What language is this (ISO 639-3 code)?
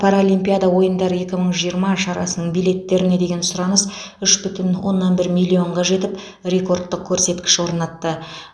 kaz